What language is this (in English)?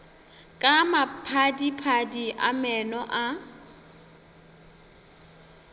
Northern Sotho